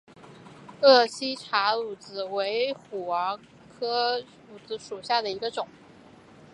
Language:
Chinese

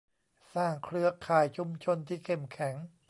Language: Thai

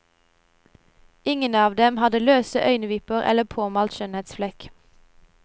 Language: Norwegian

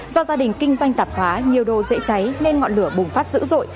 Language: Vietnamese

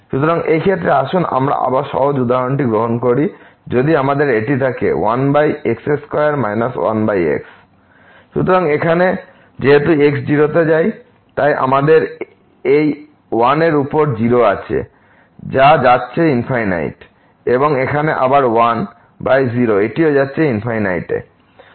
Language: Bangla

